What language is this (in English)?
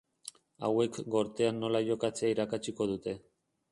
Basque